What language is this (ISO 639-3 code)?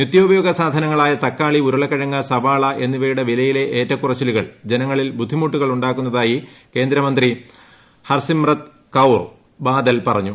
mal